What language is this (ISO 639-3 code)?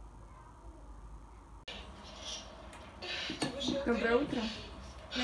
rus